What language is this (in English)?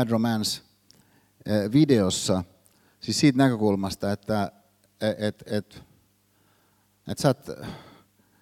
Finnish